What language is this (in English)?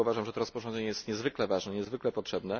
Polish